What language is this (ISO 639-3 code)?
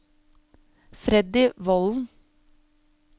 nor